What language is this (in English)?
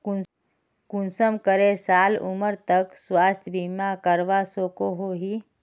Magahi